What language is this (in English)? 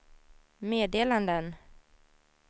Swedish